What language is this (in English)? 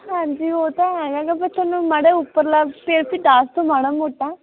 Punjabi